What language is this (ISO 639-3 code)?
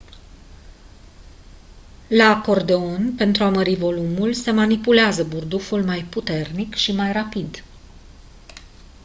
ron